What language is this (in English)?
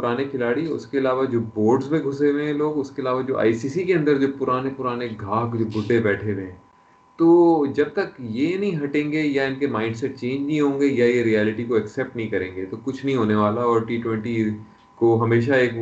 Urdu